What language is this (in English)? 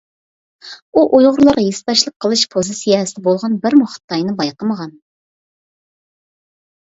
Uyghur